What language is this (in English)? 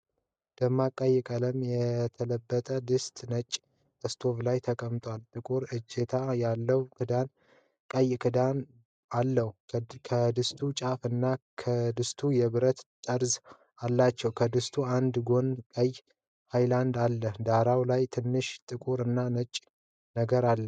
Amharic